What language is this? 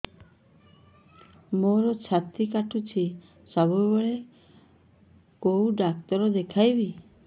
Odia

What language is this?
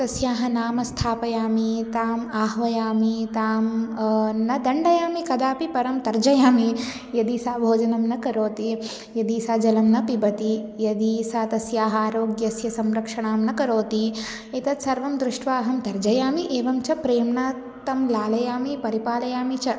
Sanskrit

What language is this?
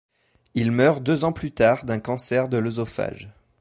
French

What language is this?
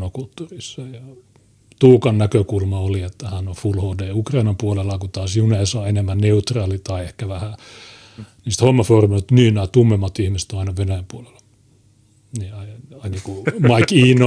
Finnish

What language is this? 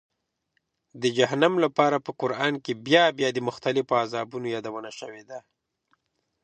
Pashto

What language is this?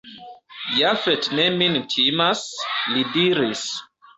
Esperanto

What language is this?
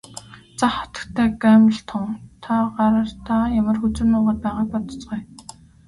Mongolian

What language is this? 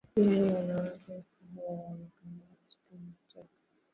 Swahili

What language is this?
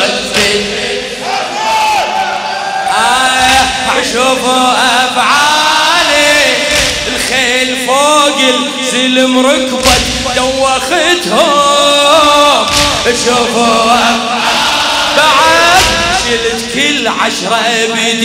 Arabic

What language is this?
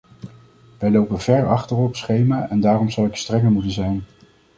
Dutch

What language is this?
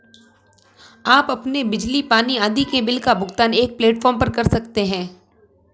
Hindi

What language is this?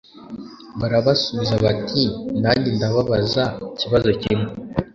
Kinyarwanda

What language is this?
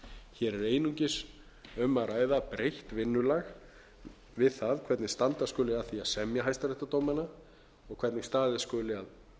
Icelandic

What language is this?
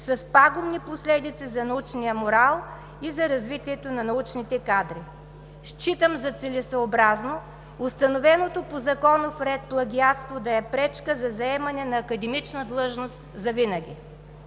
Bulgarian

